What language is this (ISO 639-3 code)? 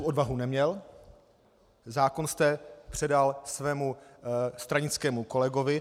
ces